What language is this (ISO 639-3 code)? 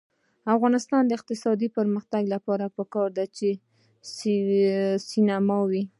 pus